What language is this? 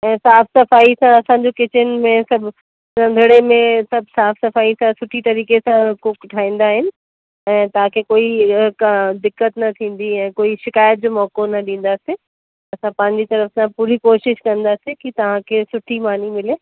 Sindhi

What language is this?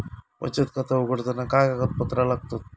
Marathi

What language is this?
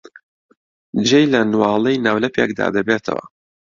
Central Kurdish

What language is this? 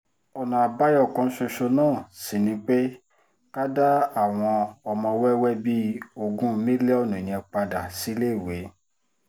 Yoruba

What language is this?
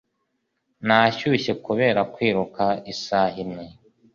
Kinyarwanda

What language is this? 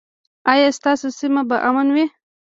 Pashto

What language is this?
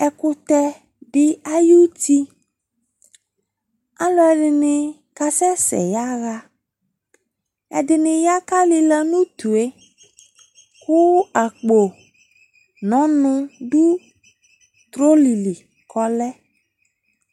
Ikposo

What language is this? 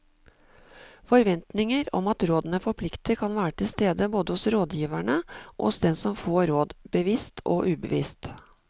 Norwegian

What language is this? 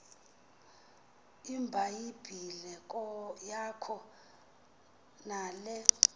Xhosa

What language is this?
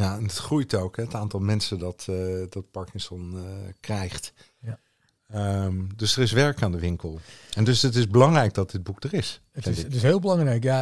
Dutch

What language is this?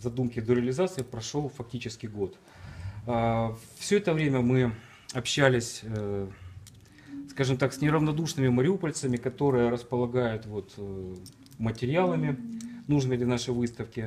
Russian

